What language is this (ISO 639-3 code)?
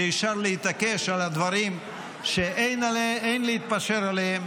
heb